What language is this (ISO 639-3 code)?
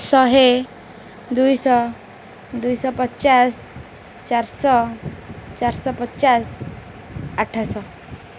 ori